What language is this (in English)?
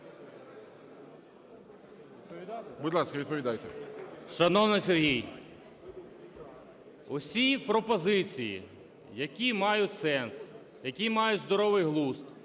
Ukrainian